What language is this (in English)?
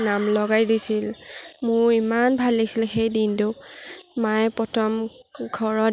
Assamese